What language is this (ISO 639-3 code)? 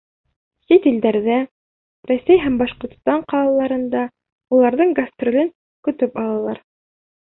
bak